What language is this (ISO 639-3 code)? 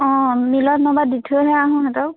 asm